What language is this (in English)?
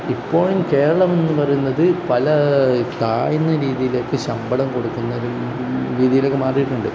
Malayalam